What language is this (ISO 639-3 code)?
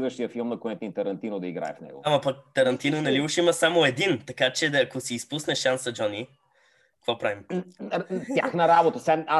bul